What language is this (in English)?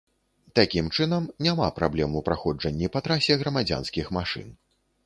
Belarusian